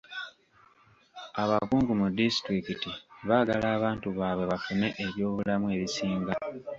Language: Ganda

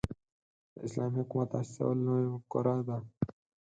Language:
Pashto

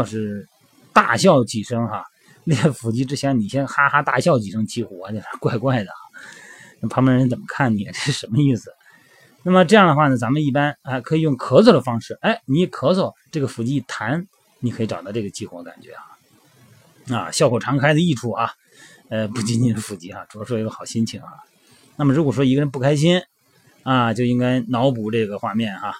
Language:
Chinese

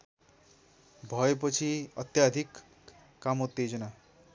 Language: Nepali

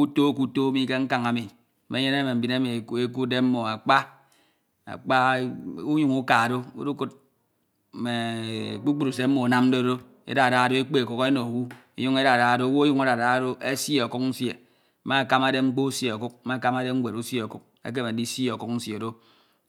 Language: Ito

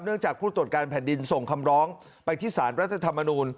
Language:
Thai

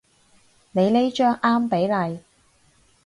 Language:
Cantonese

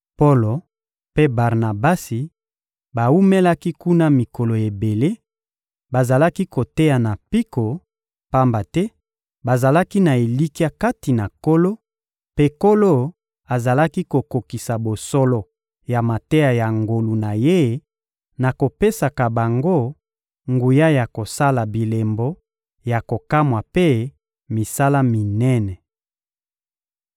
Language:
Lingala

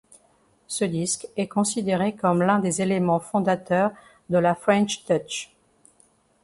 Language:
French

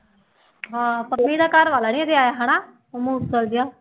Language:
Punjabi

